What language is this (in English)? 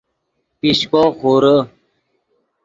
Yidgha